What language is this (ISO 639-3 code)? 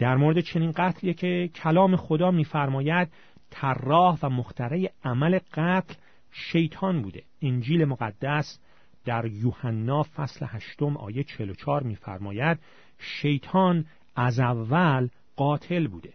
fas